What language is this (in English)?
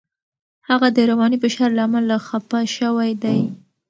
Pashto